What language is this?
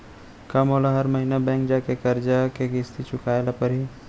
Chhattisgarhi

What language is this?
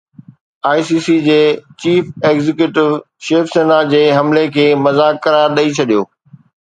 Sindhi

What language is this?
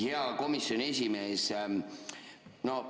Estonian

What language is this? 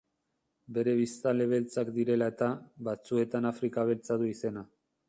Basque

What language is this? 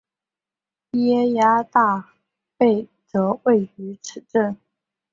Chinese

